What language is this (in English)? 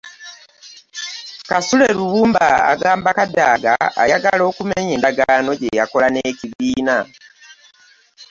Ganda